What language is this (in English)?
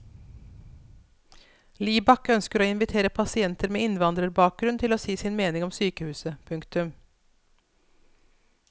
Norwegian